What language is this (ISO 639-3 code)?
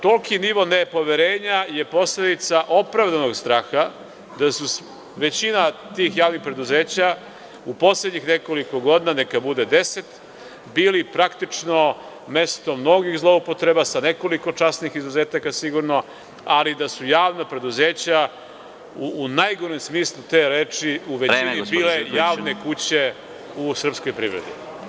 srp